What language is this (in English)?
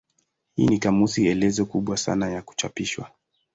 Swahili